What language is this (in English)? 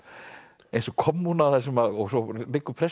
Icelandic